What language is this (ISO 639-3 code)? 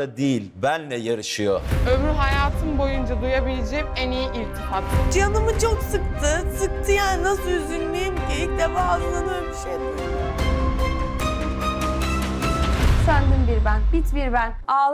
tur